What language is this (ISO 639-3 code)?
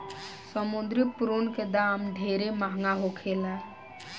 bho